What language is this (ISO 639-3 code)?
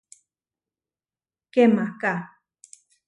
var